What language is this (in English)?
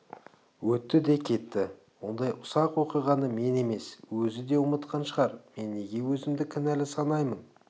Kazakh